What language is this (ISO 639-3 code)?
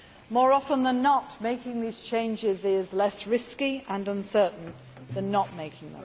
eng